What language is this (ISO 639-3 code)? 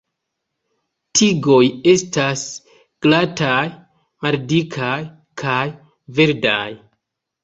epo